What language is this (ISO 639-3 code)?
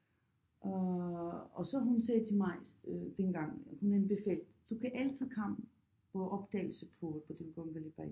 dan